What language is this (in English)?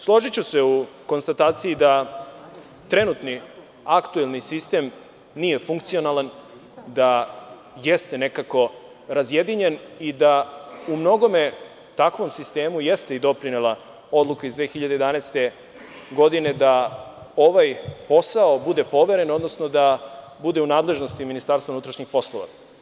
Serbian